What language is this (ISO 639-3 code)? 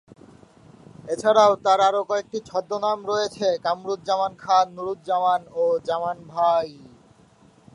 ben